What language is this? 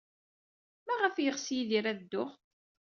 Kabyle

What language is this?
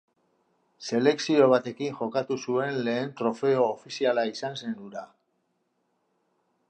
Basque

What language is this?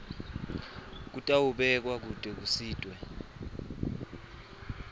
Swati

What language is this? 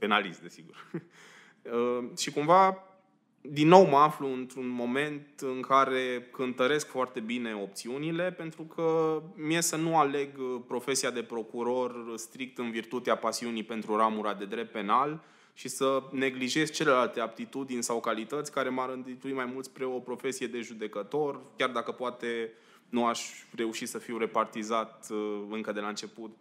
Romanian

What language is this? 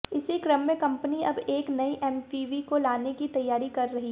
Hindi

